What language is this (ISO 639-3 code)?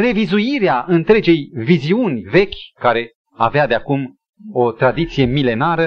ron